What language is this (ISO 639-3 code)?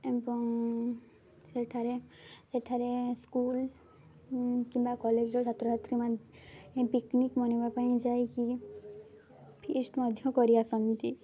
ori